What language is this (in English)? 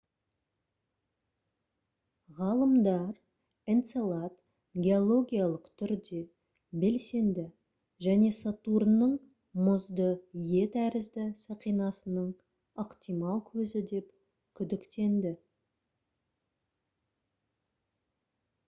Kazakh